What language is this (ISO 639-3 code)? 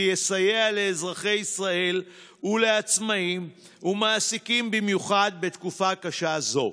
heb